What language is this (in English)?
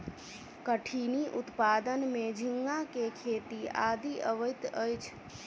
Maithili